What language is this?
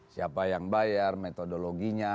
Indonesian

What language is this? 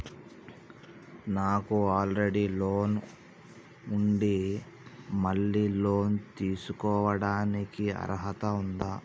Telugu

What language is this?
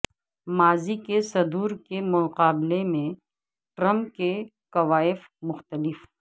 Urdu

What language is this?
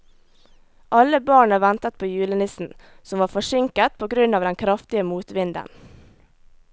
Norwegian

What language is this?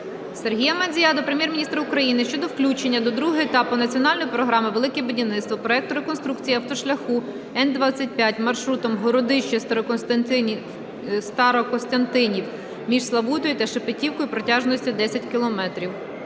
Ukrainian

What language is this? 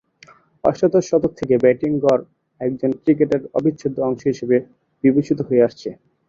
Bangla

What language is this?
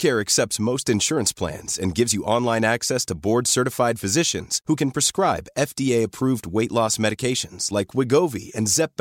Urdu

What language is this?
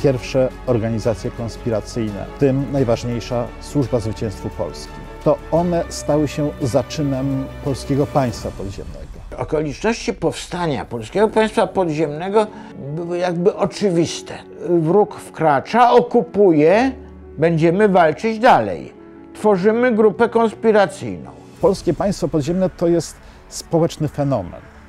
Polish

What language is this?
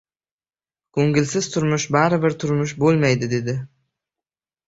Uzbek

